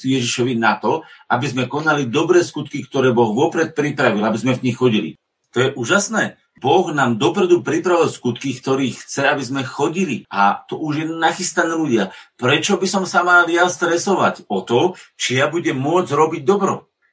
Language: Slovak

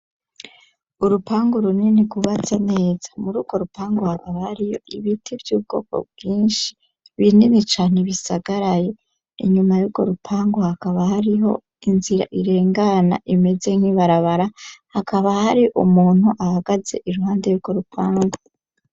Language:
Rundi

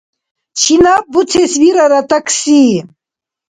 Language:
Dargwa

